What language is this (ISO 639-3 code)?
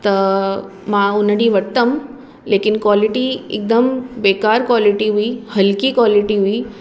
snd